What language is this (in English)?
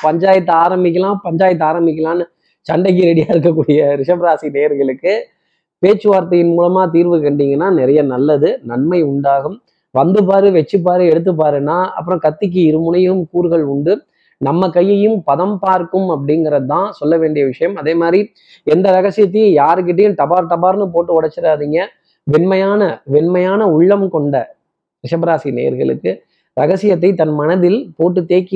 Tamil